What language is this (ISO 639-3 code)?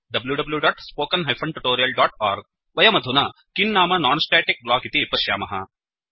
san